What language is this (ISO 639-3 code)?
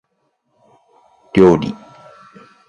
jpn